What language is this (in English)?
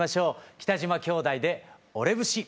Japanese